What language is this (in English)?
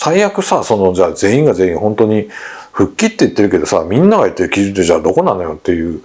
Japanese